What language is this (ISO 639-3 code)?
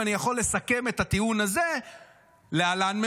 heb